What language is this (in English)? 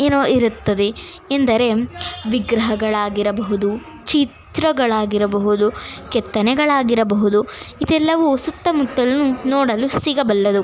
Kannada